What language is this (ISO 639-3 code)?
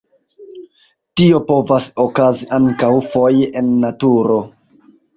epo